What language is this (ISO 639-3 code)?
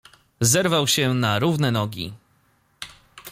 pol